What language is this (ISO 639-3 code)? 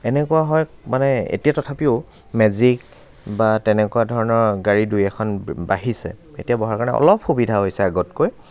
asm